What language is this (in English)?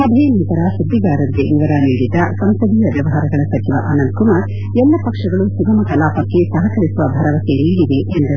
Kannada